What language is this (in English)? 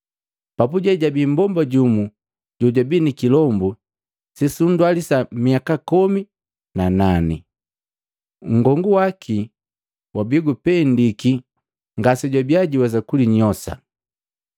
Matengo